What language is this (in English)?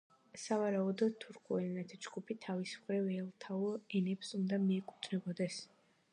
Georgian